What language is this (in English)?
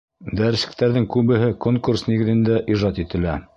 Bashkir